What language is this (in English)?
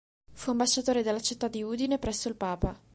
Italian